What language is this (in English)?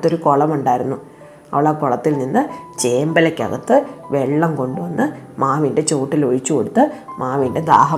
Malayalam